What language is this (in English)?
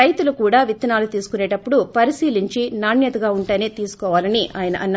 Telugu